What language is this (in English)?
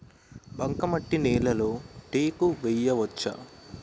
Telugu